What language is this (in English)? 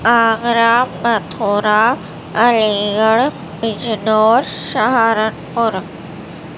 Urdu